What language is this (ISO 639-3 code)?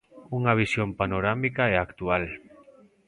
glg